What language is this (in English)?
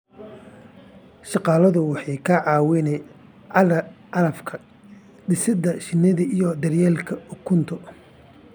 Somali